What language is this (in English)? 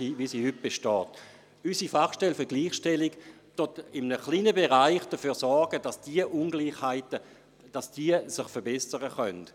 Swiss German